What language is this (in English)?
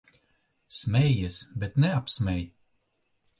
Latvian